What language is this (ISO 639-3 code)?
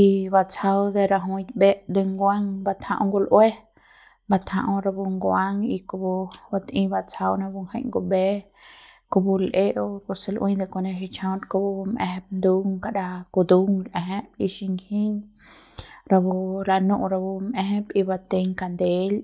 pbs